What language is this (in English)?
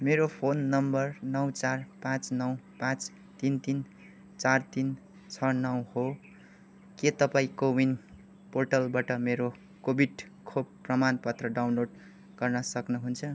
Nepali